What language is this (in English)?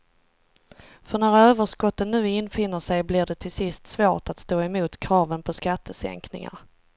Swedish